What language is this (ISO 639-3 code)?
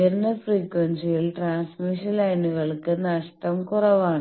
mal